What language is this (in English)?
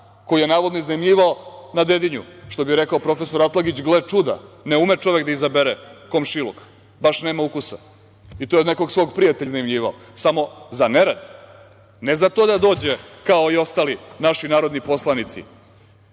Serbian